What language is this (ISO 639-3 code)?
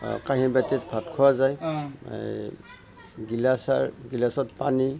asm